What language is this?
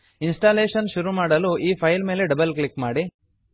Kannada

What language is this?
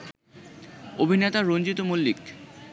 Bangla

